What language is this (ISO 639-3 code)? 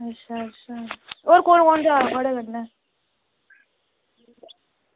doi